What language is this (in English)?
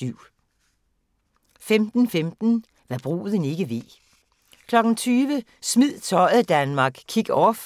Danish